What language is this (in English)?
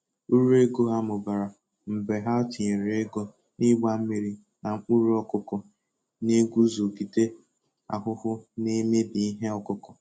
Igbo